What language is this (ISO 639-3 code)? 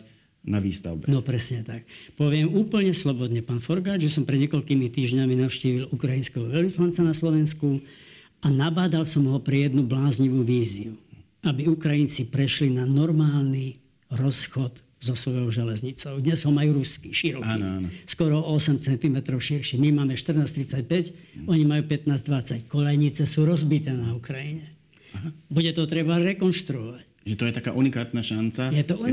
slk